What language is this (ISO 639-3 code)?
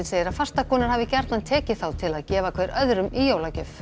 isl